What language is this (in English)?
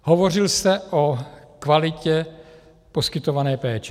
Czech